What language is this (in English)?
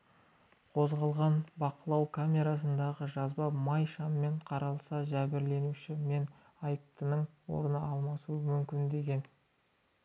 Kazakh